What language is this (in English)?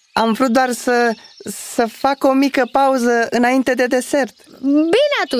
Romanian